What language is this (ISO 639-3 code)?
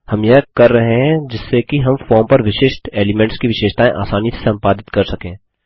hin